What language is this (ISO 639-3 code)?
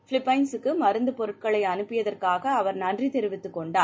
tam